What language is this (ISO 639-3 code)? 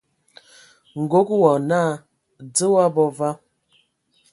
ewo